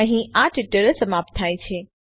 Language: Gujarati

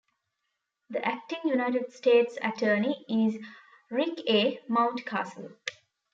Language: English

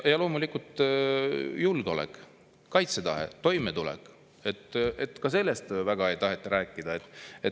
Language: Estonian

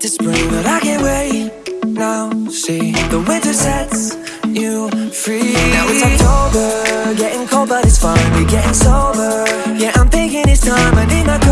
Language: English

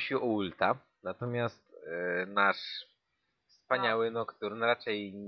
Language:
Polish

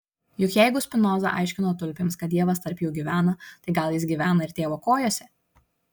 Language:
Lithuanian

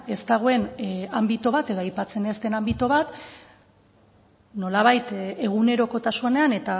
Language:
Basque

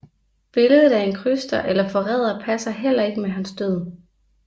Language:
Danish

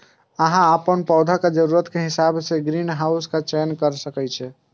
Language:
Maithili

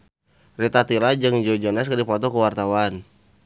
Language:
Sundanese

